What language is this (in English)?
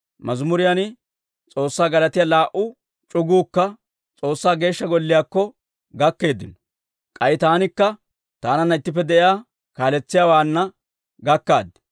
Dawro